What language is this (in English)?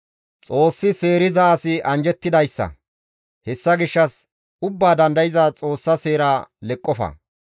Gamo